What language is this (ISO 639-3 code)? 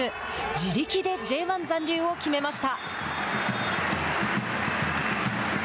jpn